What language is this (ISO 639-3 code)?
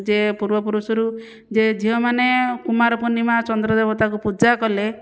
ori